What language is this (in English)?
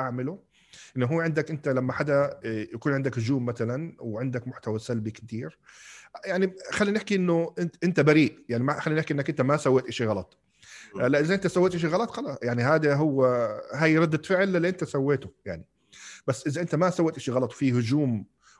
Arabic